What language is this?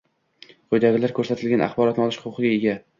Uzbek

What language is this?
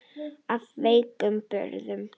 Icelandic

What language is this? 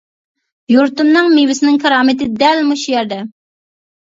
Uyghur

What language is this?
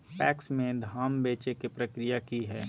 Magahi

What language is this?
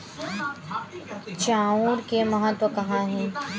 Chhattisgarhi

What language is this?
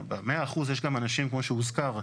Hebrew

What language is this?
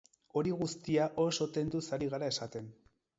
Basque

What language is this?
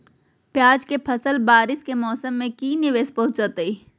Magahi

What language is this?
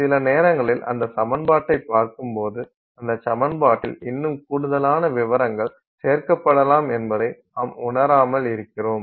Tamil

